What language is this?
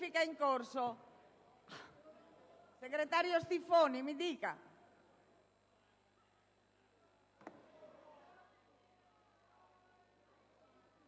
Italian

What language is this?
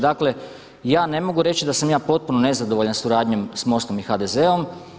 Croatian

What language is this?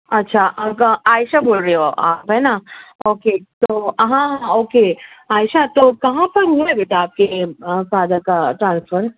Urdu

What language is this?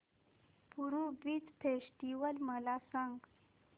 Marathi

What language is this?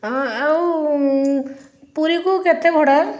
Odia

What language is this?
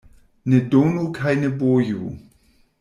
Esperanto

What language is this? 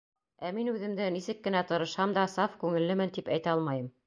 Bashkir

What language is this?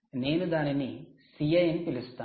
Telugu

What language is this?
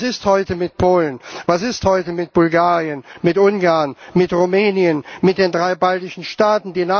German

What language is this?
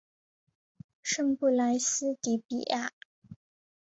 Chinese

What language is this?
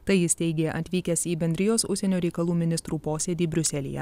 Lithuanian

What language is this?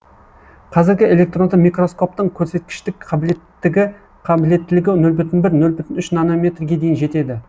Kazakh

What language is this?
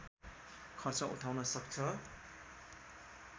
Nepali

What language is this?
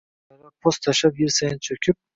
Uzbek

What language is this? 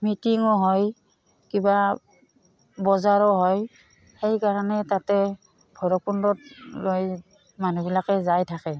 Assamese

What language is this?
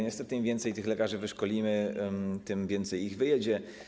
Polish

